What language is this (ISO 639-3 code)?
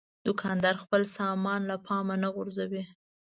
pus